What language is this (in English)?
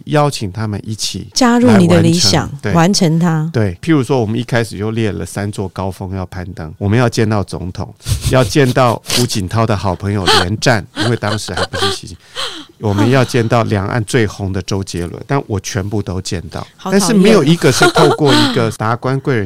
Chinese